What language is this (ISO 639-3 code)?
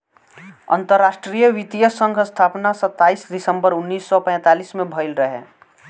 bho